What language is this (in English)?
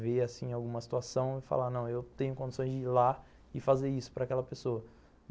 Portuguese